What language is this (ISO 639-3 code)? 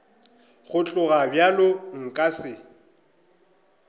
nso